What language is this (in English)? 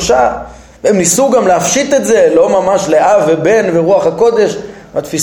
Hebrew